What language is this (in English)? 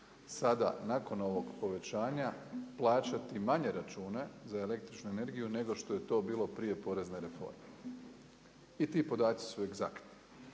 Croatian